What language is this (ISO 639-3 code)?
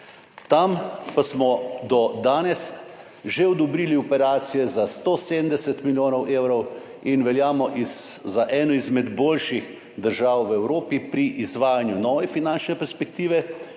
slv